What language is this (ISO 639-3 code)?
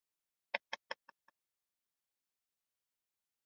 swa